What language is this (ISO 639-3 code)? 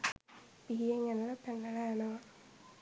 sin